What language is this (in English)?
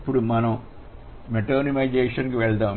Telugu